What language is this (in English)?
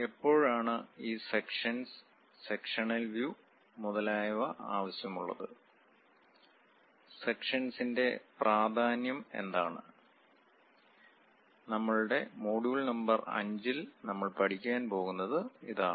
Malayalam